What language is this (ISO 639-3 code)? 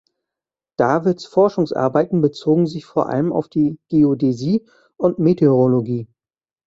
deu